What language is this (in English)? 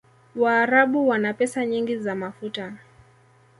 Swahili